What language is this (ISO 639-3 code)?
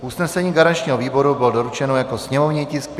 ces